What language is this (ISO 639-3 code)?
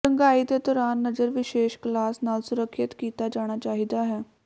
pan